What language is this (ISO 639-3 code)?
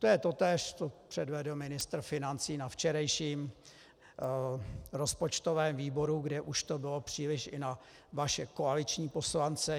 ces